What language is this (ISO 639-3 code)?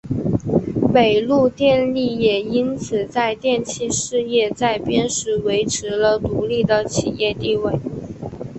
zho